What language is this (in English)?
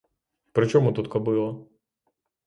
Ukrainian